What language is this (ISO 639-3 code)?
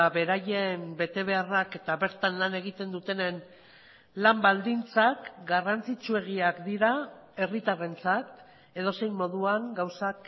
eus